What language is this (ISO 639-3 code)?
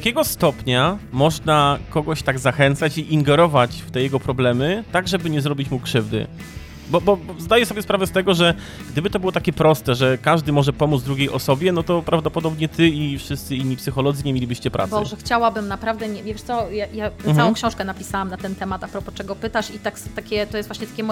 pol